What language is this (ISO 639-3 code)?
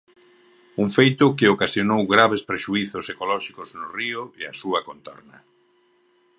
glg